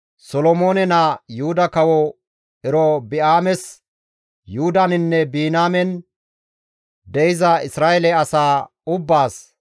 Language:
Gamo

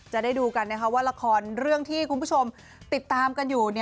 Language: Thai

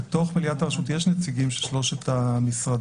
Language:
Hebrew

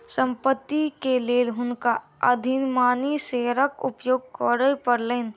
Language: Maithili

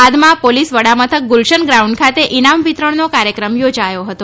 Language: Gujarati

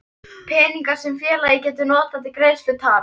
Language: Icelandic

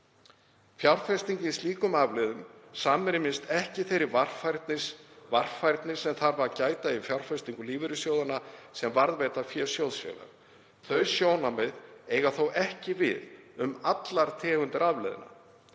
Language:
Icelandic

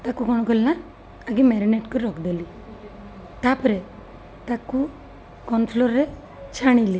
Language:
Odia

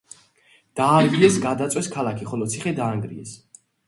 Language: Georgian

